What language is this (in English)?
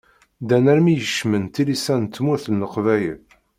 Kabyle